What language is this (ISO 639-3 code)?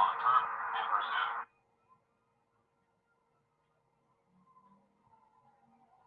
tur